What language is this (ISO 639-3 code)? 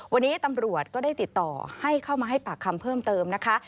tha